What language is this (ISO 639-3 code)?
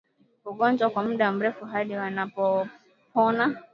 swa